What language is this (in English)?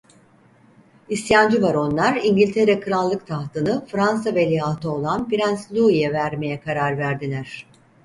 Turkish